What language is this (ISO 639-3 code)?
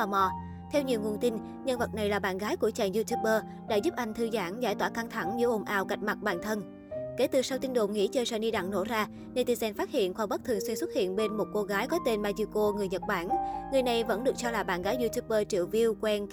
vie